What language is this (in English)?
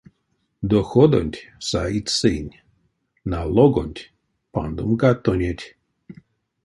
Erzya